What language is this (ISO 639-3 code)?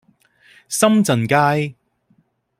yue